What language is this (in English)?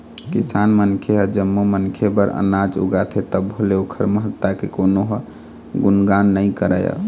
Chhattisgarhi